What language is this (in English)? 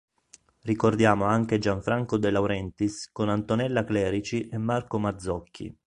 Italian